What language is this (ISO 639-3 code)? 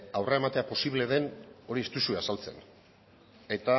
eus